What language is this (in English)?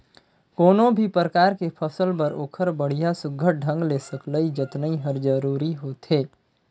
Chhattisgarhi